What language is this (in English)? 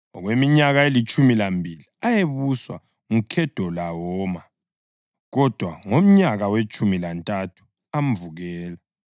North Ndebele